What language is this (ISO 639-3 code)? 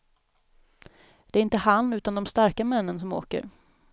swe